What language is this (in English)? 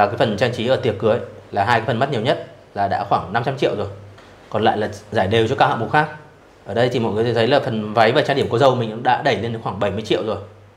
Vietnamese